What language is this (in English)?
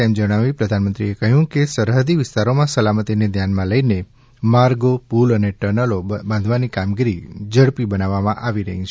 Gujarati